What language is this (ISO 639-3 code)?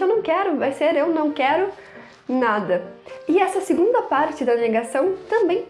por